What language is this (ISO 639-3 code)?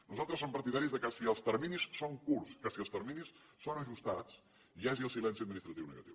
cat